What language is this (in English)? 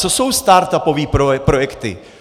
Czech